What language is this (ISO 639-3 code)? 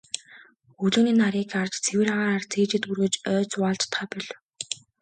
mon